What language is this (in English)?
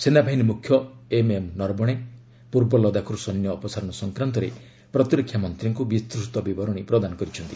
Odia